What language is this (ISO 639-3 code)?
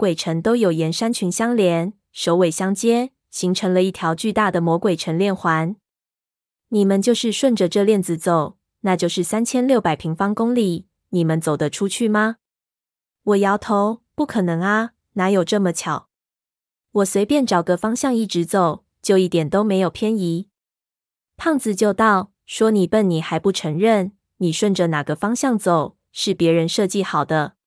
zho